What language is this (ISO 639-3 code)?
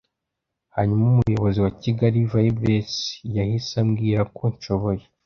kin